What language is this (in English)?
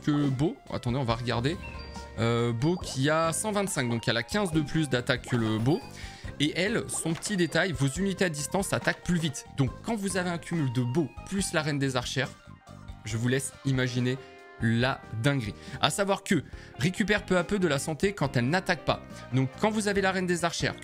French